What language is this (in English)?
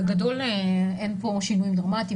Hebrew